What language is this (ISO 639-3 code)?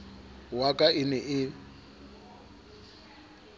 sot